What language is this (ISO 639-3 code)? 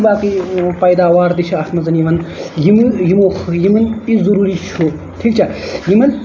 kas